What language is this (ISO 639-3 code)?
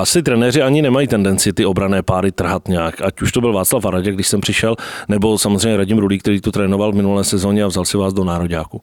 ces